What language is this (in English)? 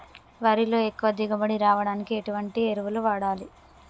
Telugu